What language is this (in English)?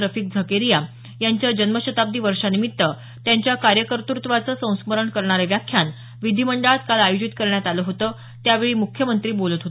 Marathi